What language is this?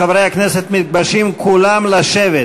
Hebrew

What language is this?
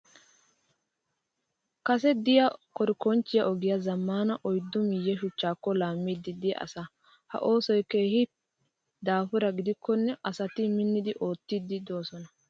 Wolaytta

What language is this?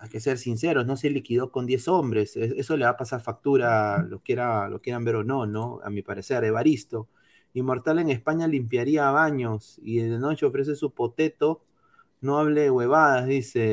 Spanish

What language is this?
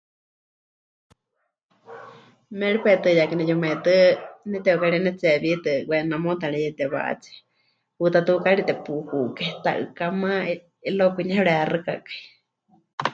Huichol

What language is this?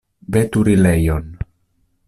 Esperanto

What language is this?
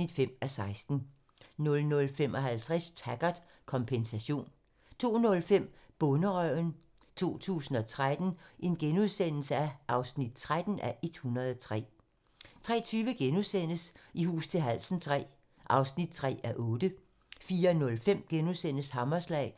Danish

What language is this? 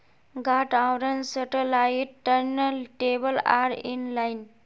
Magahi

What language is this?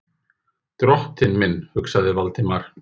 Icelandic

